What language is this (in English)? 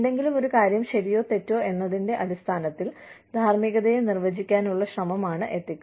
Malayalam